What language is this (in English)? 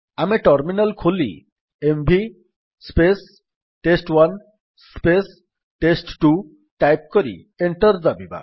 Odia